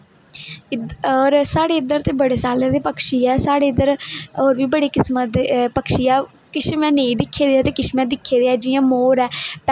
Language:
Dogri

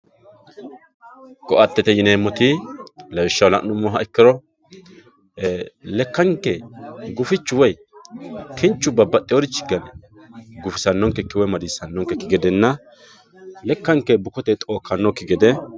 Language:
Sidamo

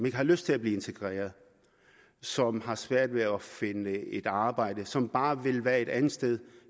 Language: Danish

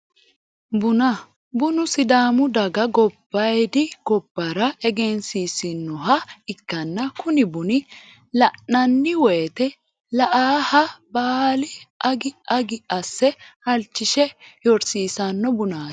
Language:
Sidamo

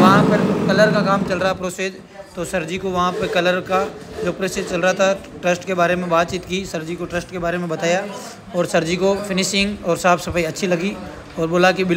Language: Hindi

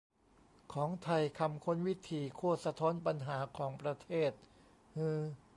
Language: Thai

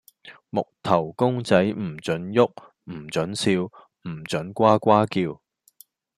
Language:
Cantonese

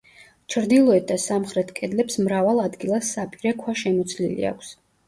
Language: Georgian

